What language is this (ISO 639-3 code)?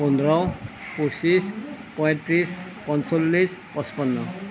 asm